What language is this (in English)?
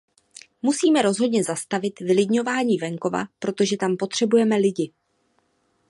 Czech